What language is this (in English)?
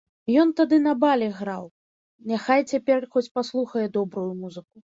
Belarusian